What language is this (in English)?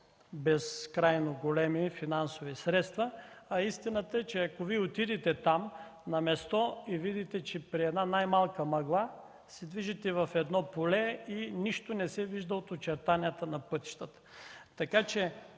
Bulgarian